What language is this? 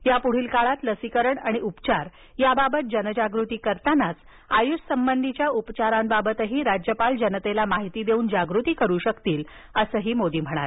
Marathi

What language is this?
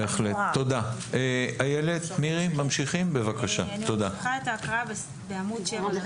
Hebrew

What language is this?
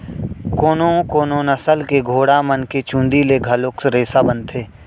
Chhattisgarhi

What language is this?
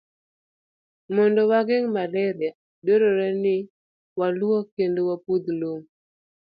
Luo (Kenya and Tanzania)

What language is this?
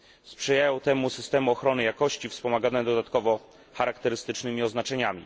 Polish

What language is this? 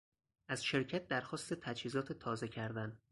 Persian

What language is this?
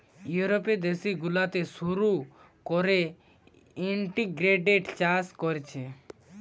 Bangla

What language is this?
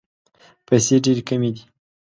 Pashto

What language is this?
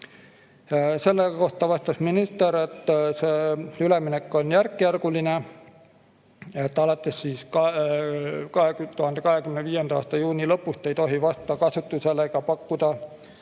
Estonian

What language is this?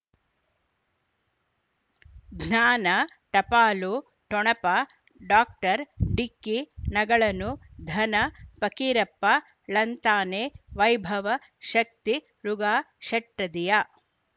Kannada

